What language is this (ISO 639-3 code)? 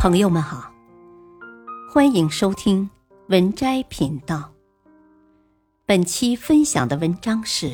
zho